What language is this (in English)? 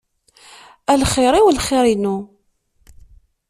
Kabyle